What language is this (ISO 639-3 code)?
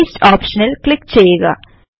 mal